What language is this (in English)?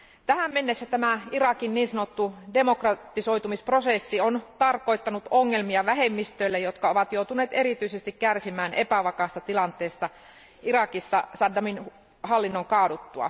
Finnish